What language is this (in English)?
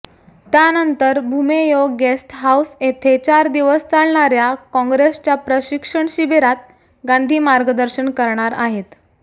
Marathi